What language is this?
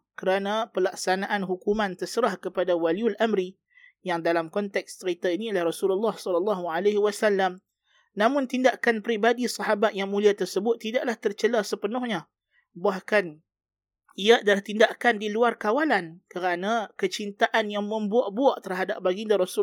Malay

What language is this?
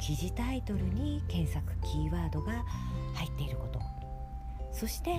Japanese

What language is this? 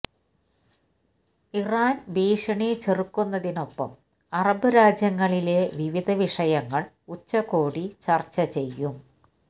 Malayalam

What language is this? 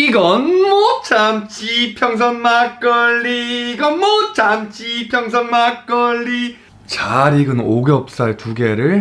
Korean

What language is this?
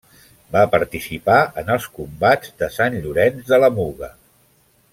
Catalan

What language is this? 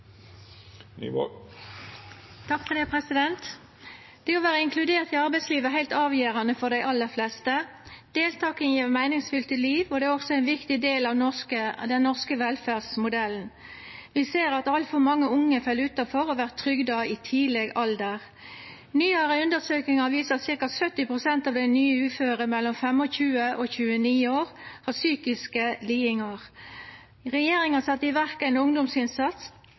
Norwegian Nynorsk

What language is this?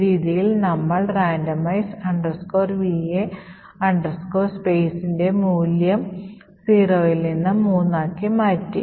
Malayalam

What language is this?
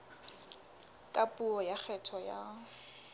Southern Sotho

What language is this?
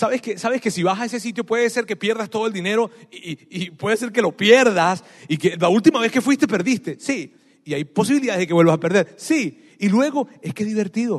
Spanish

